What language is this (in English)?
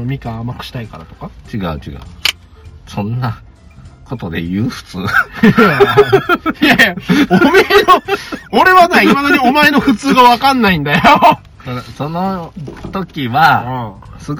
Japanese